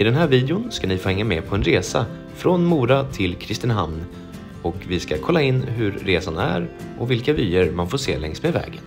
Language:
Swedish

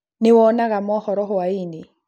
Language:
Kikuyu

